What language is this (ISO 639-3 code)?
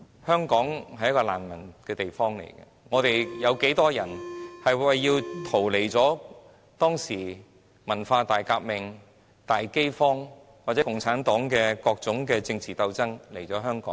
yue